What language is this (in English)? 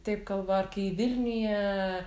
Lithuanian